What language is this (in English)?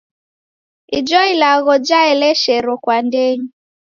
Taita